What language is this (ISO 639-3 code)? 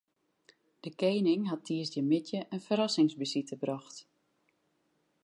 fry